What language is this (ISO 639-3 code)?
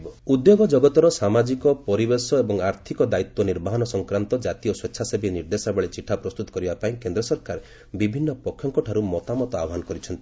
ori